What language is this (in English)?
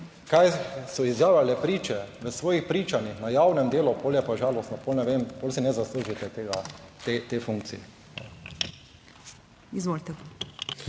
Slovenian